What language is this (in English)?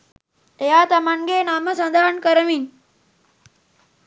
Sinhala